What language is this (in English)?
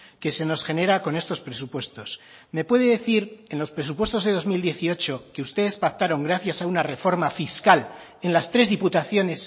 Spanish